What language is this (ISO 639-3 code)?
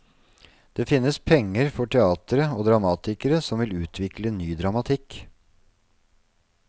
nor